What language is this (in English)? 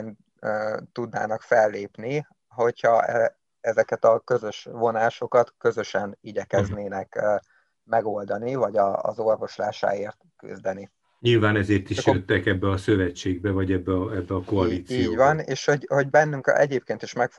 Hungarian